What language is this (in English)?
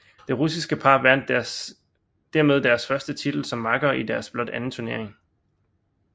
Danish